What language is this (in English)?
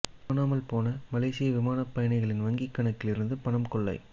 Tamil